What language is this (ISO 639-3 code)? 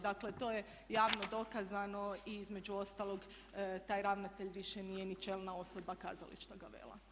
hrv